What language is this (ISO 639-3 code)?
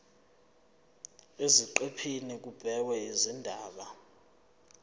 zul